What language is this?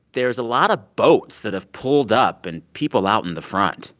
English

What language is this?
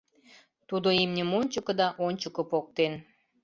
Mari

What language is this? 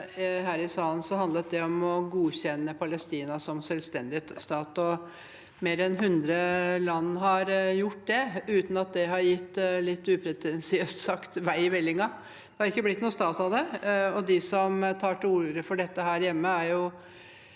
Norwegian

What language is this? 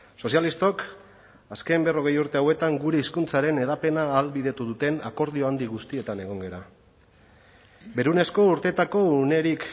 Basque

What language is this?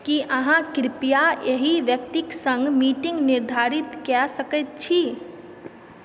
Maithili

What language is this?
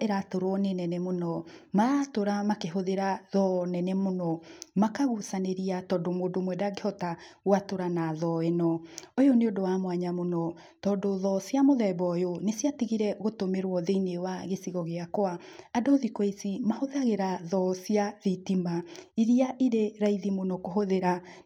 Kikuyu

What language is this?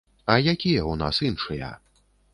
Belarusian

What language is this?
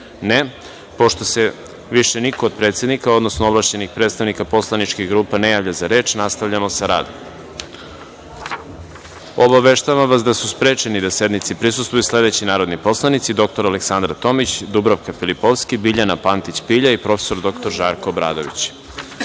Serbian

